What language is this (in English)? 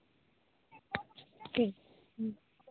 Santali